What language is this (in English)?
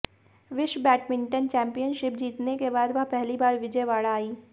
Hindi